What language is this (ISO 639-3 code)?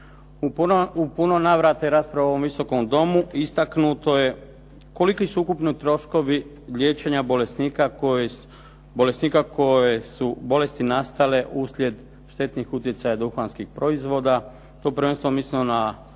hrv